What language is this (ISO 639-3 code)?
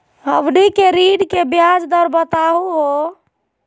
mag